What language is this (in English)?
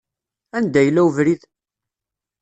Kabyle